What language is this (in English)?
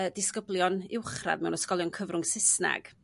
Welsh